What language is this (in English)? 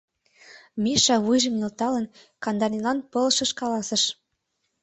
Mari